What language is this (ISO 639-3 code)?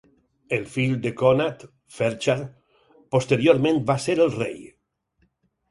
cat